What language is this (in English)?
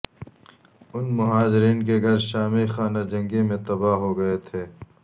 Urdu